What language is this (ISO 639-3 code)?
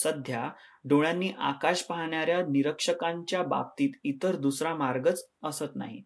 mar